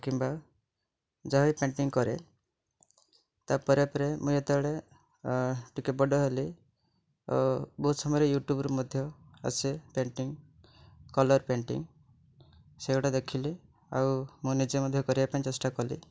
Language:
Odia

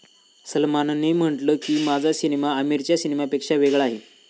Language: Marathi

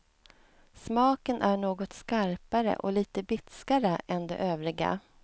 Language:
Swedish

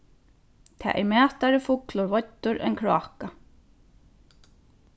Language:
Faroese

